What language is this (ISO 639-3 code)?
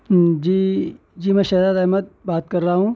urd